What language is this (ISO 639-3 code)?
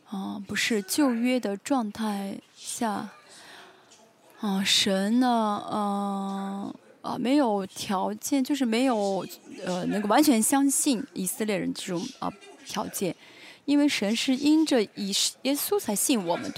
zho